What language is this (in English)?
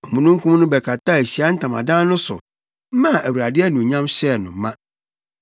Akan